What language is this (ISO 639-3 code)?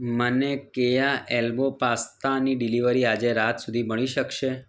guj